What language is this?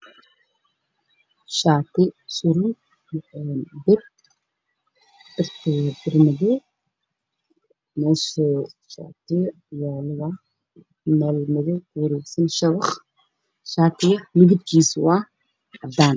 Somali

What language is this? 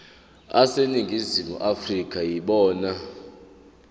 Zulu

